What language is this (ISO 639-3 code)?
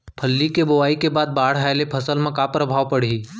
hne